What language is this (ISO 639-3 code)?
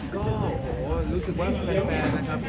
tha